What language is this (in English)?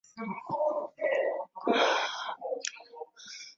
Swahili